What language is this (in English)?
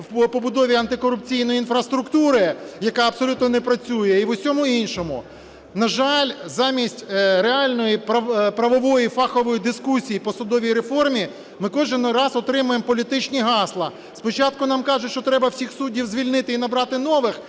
Ukrainian